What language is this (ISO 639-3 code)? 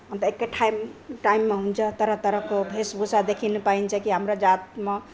nep